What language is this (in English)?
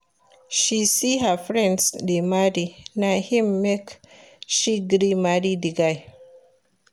Nigerian Pidgin